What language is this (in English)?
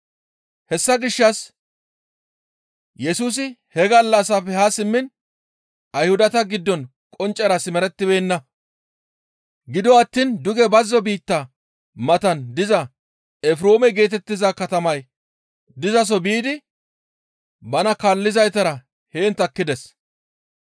Gamo